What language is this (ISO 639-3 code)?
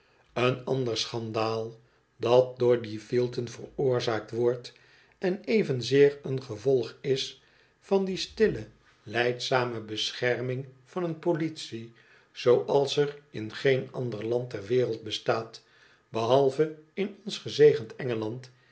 nld